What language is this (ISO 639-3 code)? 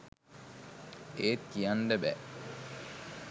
sin